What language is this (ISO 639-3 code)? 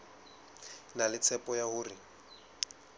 sot